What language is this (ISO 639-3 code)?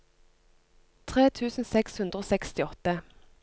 nor